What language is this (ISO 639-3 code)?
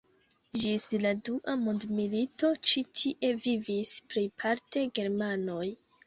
epo